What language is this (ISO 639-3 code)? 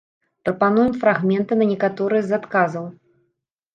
bel